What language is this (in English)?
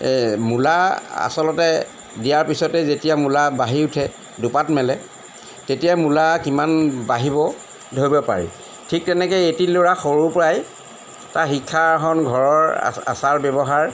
Assamese